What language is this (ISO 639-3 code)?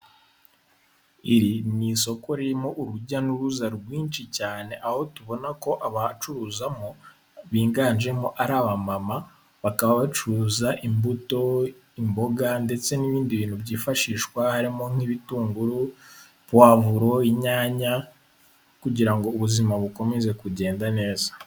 kin